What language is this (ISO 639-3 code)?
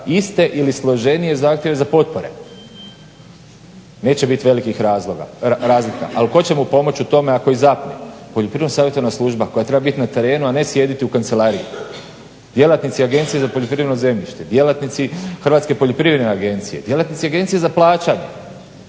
hrv